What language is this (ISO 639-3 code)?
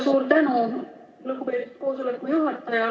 est